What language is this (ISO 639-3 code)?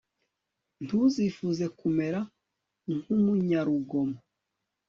kin